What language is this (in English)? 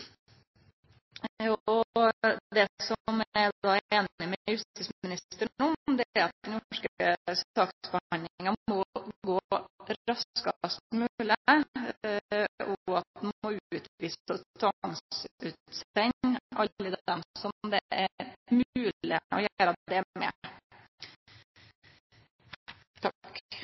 Norwegian Nynorsk